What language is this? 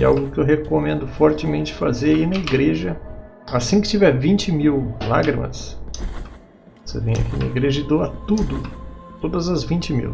Portuguese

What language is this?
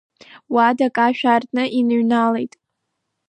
Abkhazian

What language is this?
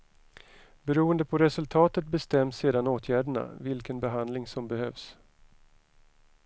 Swedish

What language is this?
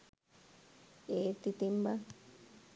Sinhala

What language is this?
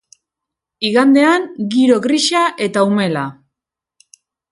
Basque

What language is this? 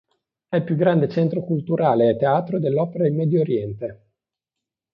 Italian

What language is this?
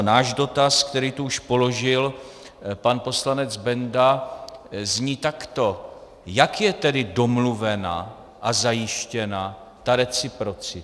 Czech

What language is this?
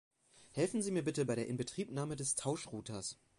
German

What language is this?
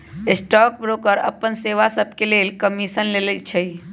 Magahi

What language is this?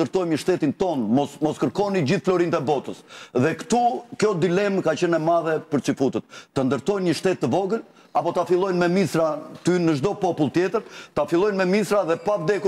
Romanian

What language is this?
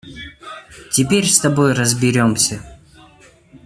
Russian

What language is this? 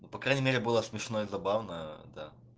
Russian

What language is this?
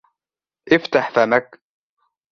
Arabic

